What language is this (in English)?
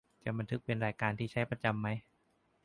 Thai